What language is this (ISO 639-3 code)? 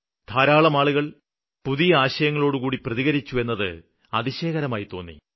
mal